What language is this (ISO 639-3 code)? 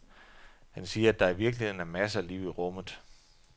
dan